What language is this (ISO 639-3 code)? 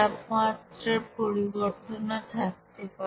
ben